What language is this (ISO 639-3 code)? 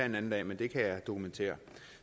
dan